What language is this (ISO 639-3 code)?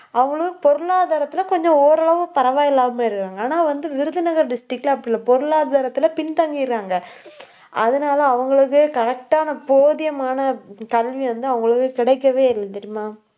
tam